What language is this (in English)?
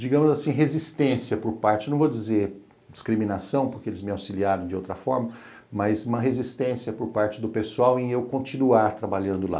Portuguese